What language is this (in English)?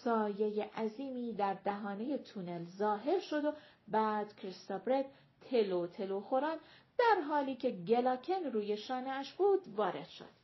Persian